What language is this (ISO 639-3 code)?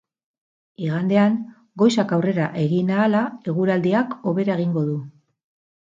eus